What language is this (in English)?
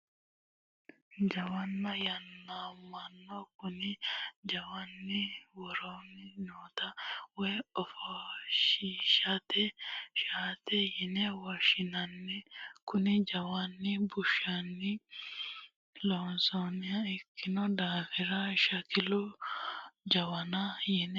Sidamo